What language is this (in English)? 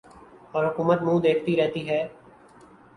Urdu